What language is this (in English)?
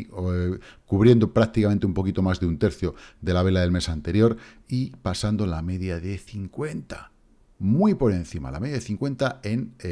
Spanish